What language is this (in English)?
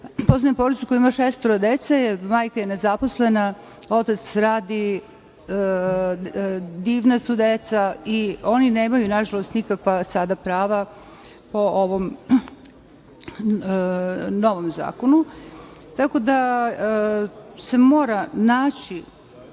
Serbian